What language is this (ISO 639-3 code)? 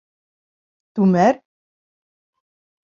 bak